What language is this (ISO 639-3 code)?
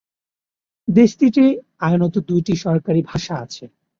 ben